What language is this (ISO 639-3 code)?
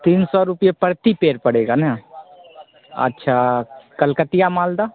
hin